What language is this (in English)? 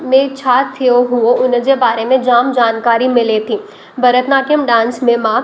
Sindhi